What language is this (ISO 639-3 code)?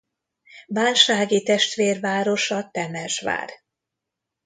hun